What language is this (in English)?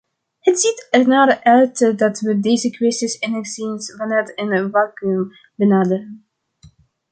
Dutch